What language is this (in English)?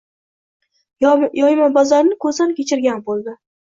Uzbek